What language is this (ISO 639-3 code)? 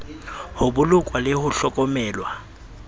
sot